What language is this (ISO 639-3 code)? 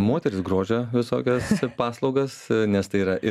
lit